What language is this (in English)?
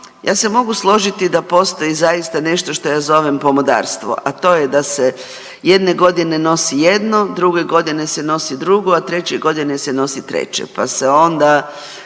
Croatian